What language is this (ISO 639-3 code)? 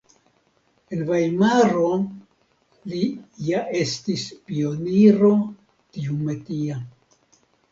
epo